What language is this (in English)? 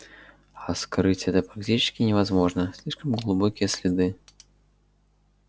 Russian